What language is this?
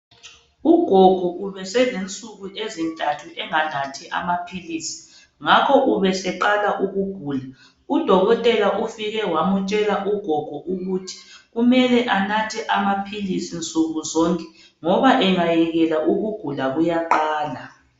North Ndebele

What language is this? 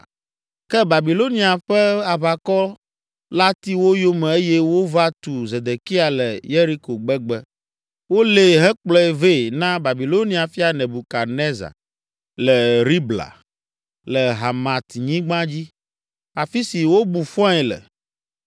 Ewe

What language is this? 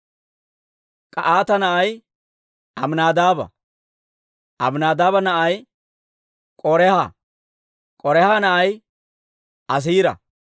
Dawro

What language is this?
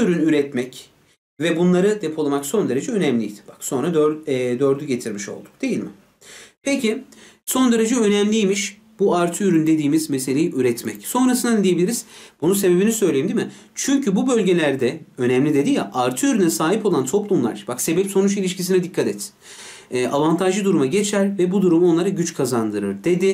Turkish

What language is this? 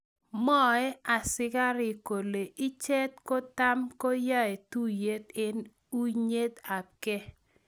Kalenjin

